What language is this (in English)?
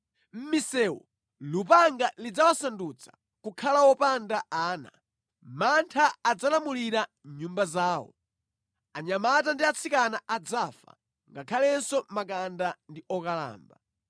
Nyanja